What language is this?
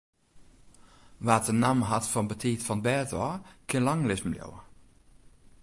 Western Frisian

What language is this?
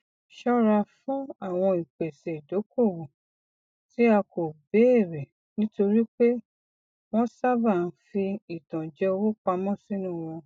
Yoruba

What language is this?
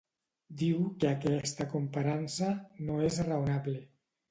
Catalan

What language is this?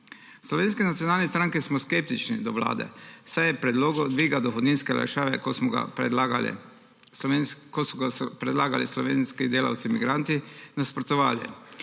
Slovenian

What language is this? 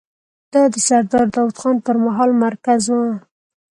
Pashto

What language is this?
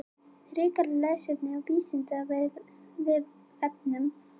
Icelandic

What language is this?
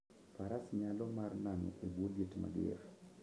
Luo (Kenya and Tanzania)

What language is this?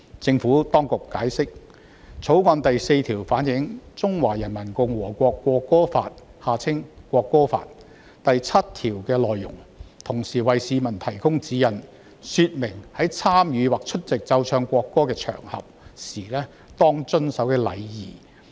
Cantonese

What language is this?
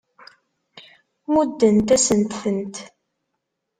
Kabyle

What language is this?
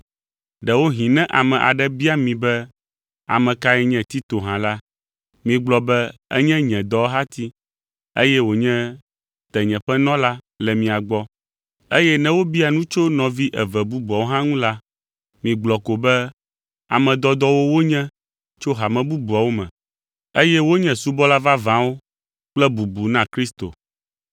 Ewe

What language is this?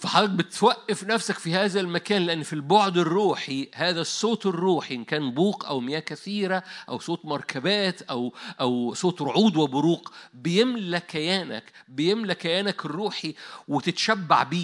Arabic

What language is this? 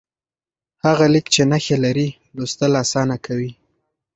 Pashto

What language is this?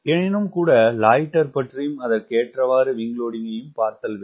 Tamil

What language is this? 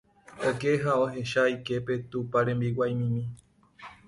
Guarani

